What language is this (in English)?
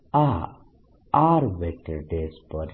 Gujarati